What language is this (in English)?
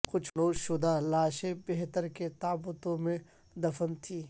Urdu